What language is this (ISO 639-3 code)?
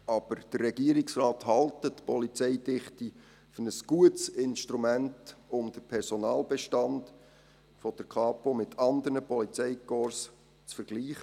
gsw